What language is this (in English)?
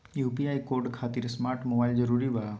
Magahi